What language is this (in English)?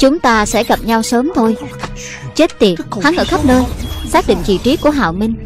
Vietnamese